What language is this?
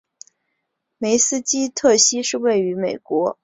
Chinese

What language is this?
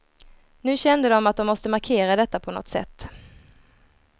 Swedish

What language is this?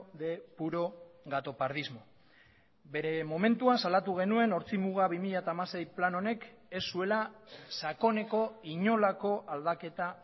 Basque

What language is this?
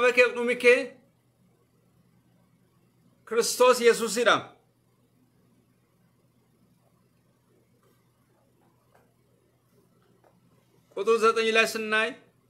Arabic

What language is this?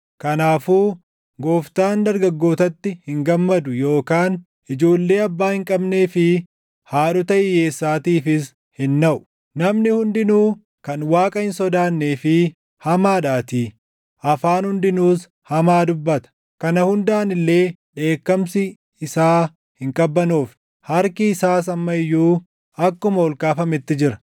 Oromo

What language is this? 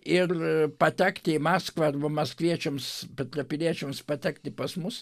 Lithuanian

